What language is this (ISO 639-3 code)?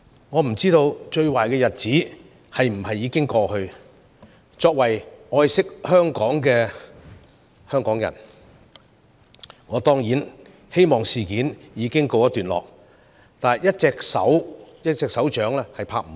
yue